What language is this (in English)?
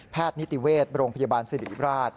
Thai